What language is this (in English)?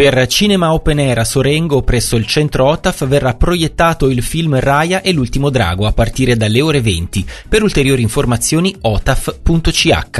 Italian